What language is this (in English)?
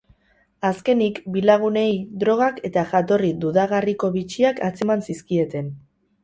Basque